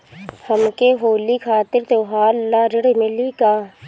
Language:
Bhojpuri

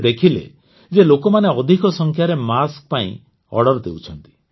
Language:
Odia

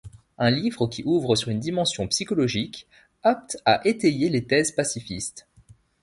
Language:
French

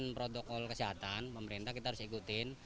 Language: Indonesian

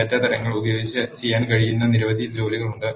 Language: Malayalam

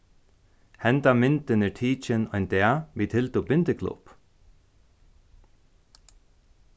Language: Faroese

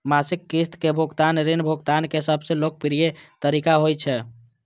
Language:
Maithili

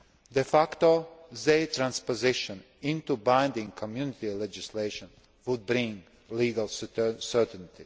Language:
English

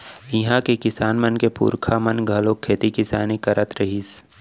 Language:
Chhattisgarhi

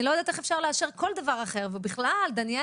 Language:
Hebrew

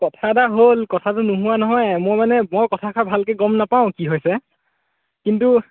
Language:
Assamese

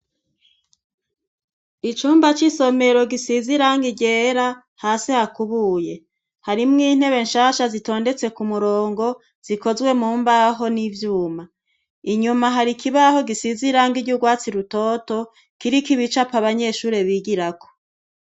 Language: Rundi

